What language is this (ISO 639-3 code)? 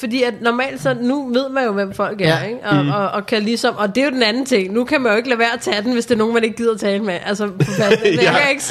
dan